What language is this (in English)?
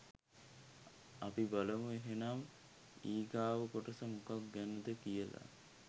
Sinhala